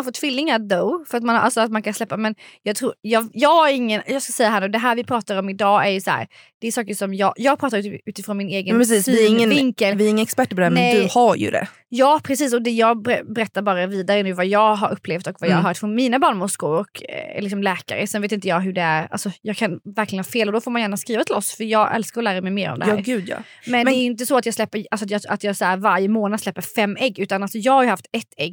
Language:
Swedish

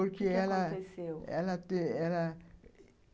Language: Portuguese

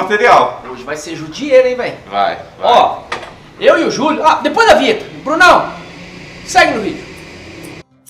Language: Portuguese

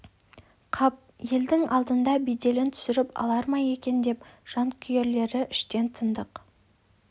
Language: Kazakh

